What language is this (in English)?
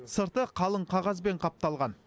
Kazakh